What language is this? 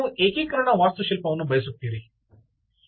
Kannada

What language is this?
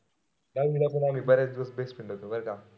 Marathi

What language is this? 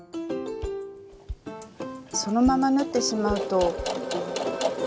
Japanese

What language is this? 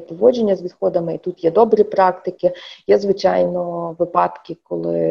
Ukrainian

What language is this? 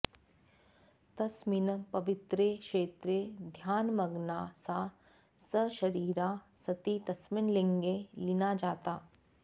Sanskrit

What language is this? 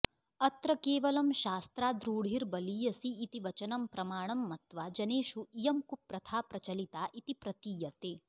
Sanskrit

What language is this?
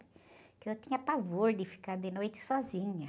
Portuguese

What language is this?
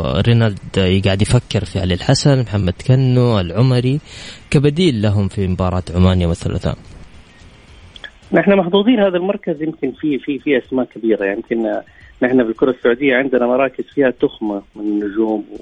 Arabic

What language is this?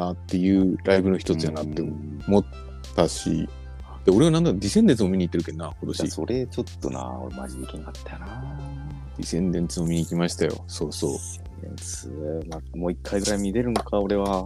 Japanese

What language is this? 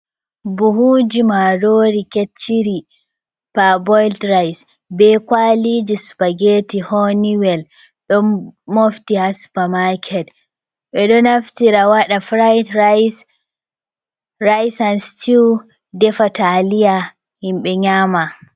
Fula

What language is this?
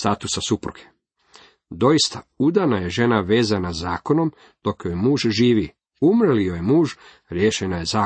Croatian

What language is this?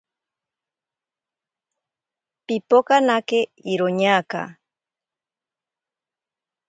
Ashéninka Perené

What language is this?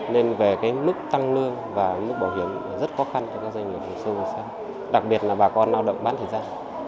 Vietnamese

